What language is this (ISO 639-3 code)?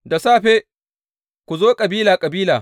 hau